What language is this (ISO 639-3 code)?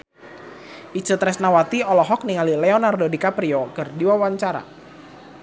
sun